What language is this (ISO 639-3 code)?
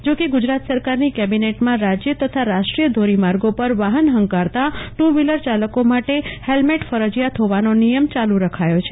guj